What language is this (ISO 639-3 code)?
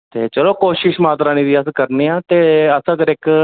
doi